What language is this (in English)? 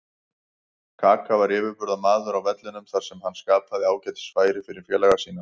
Icelandic